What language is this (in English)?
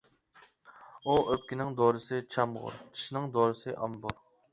Uyghur